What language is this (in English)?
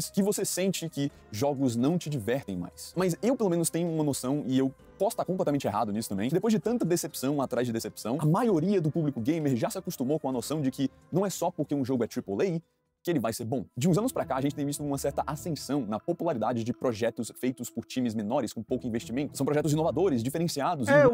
Portuguese